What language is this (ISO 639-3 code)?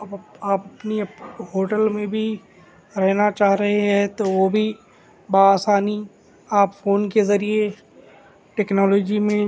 urd